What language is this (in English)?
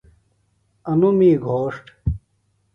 Phalura